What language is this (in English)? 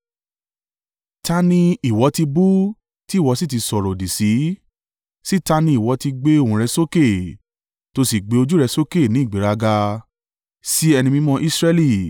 Yoruba